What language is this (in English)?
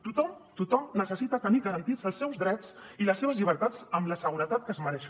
Catalan